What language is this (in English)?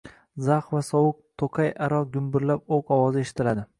Uzbek